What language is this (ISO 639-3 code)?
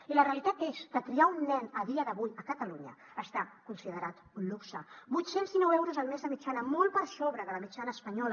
cat